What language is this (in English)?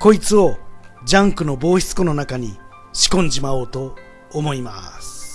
Japanese